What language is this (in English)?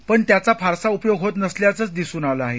Marathi